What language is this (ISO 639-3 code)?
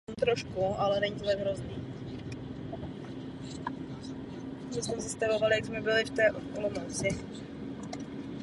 ces